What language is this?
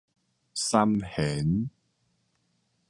Min Nan Chinese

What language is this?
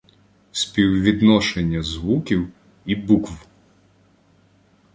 Ukrainian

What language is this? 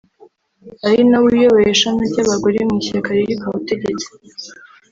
Kinyarwanda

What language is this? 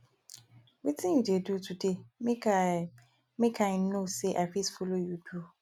Nigerian Pidgin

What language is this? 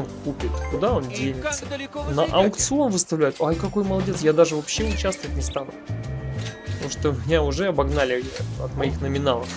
Russian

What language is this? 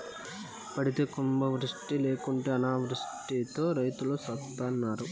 Telugu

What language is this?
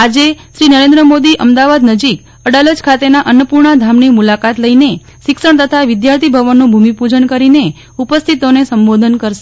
Gujarati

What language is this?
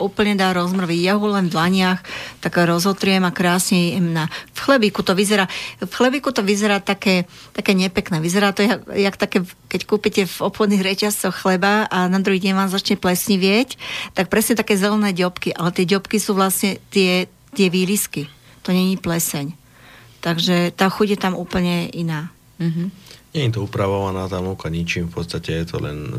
Slovak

